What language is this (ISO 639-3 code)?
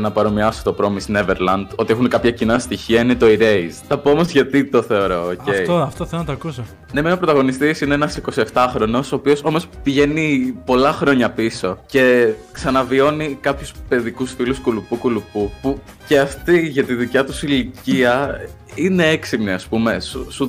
ell